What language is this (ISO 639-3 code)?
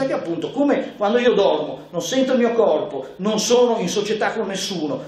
ita